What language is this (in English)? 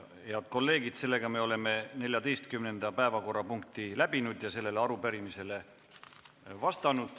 Estonian